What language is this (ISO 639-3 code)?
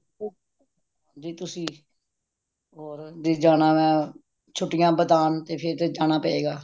pan